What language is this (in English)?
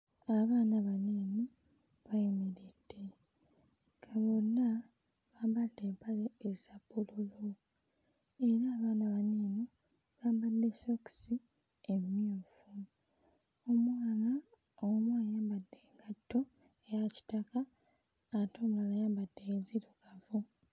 Ganda